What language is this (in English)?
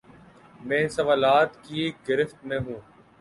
Urdu